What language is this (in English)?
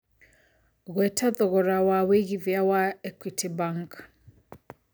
Kikuyu